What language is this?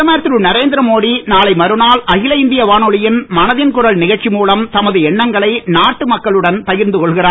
Tamil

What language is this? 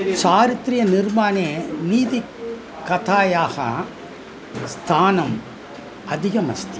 Sanskrit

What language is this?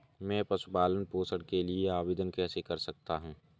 Hindi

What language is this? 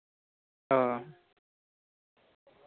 Santali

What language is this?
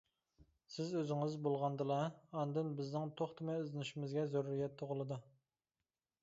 Uyghur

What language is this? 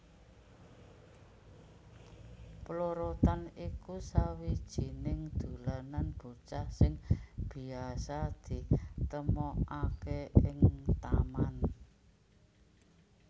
Javanese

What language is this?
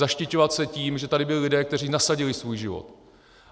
Czech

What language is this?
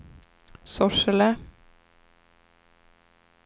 Swedish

